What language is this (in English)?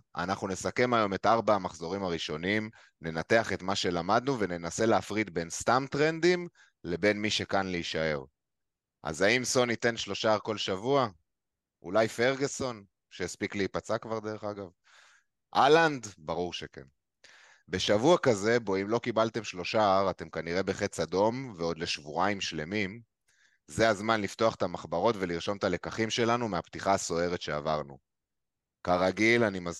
Hebrew